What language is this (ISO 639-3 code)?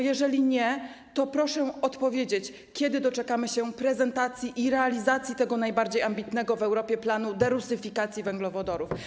pol